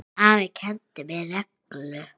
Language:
Icelandic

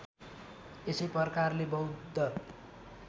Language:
Nepali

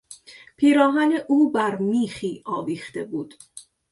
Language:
Persian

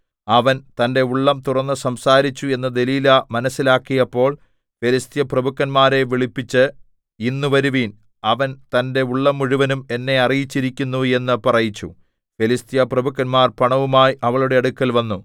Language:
Malayalam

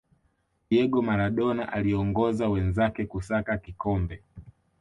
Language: Swahili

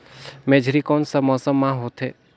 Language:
Chhattisgarhi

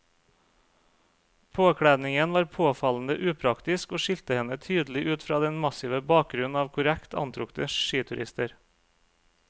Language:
Norwegian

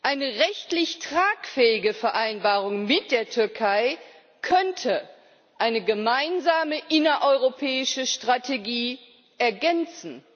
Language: German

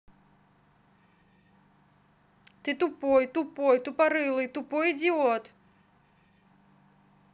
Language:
Russian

